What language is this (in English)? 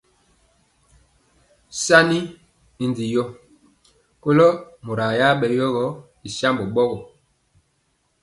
Mpiemo